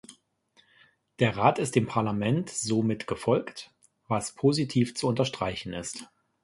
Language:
German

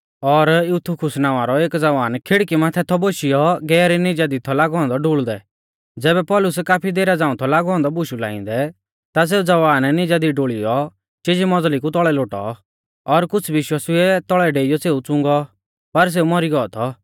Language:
Mahasu Pahari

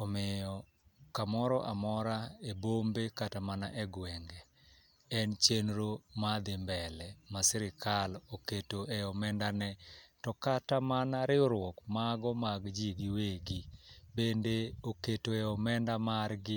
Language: Luo (Kenya and Tanzania)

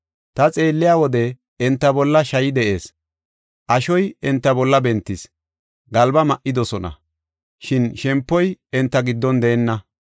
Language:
Gofa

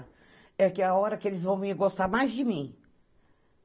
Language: Portuguese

